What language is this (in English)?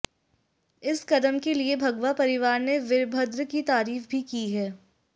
Hindi